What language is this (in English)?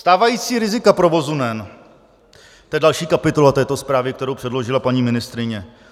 Czech